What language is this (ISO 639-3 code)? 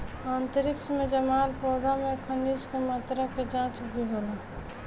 bho